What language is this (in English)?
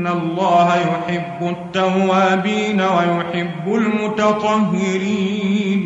Arabic